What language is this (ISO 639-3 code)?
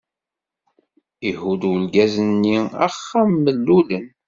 kab